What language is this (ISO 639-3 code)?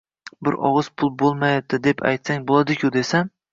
uzb